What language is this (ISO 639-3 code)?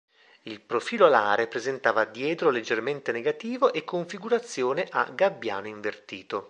ita